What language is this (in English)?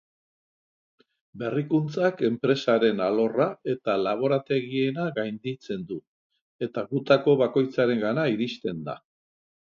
Basque